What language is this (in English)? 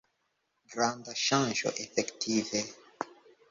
Esperanto